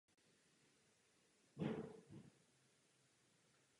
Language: Czech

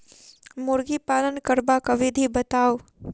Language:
Maithili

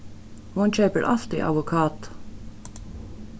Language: Faroese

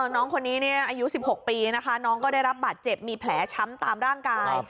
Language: Thai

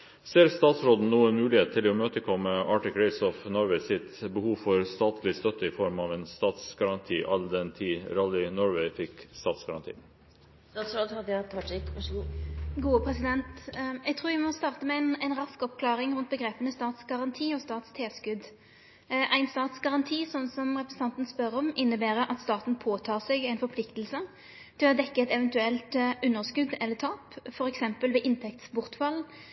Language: Norwegian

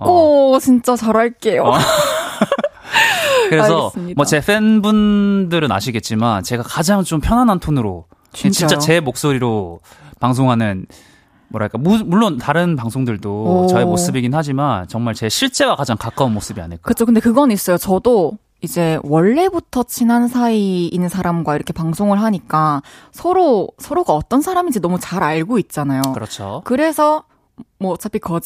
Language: Korean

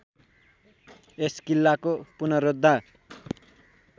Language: Nepali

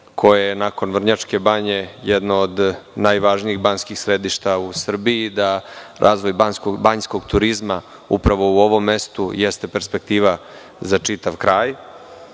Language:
Serbian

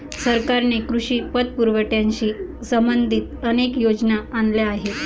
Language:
Marathi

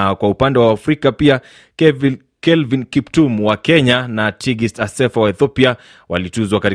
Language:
Swahili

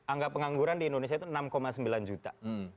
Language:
Indonesian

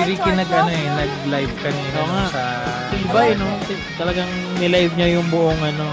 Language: Filipino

